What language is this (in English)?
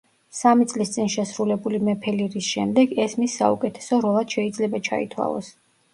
Georgian